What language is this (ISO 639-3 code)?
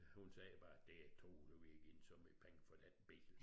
dan